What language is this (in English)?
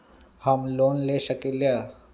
Magahi